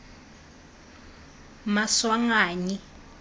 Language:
Tswana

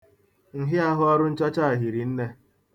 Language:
Igbo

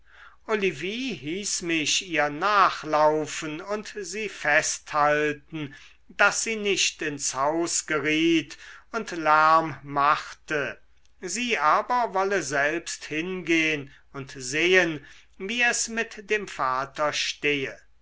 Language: German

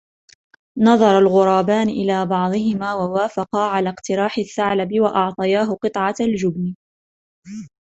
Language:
Arabic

